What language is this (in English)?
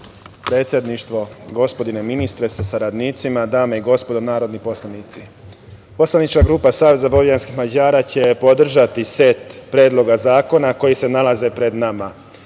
Serbian